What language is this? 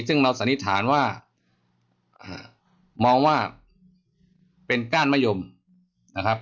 Thai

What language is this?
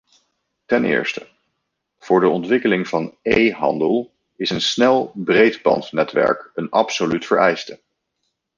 Dutch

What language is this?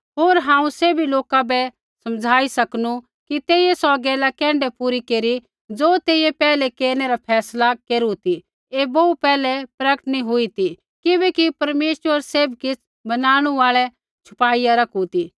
Kullu Pahari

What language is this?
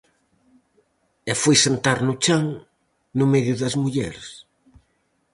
Galician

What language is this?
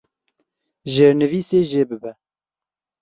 Kurdish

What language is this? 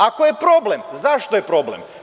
Serbian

